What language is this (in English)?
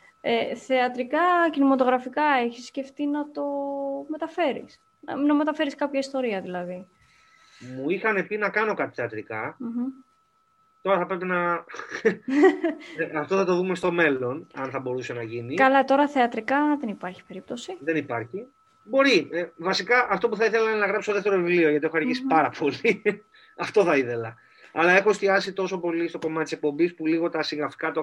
Greek